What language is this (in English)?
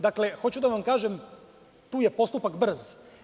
Serbian